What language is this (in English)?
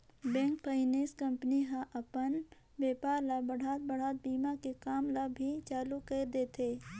Chhattisgarhi